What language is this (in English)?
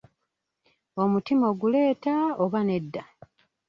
Ganda